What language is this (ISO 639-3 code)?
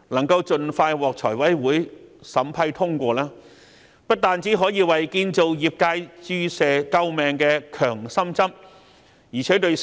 yue